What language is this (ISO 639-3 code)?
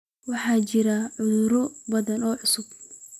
som